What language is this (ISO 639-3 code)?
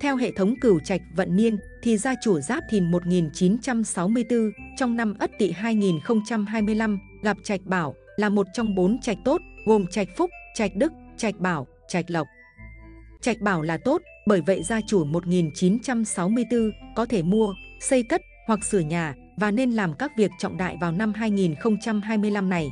vie